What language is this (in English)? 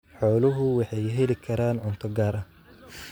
Somali